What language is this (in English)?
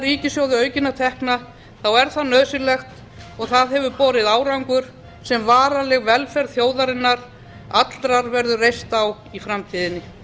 Icelandic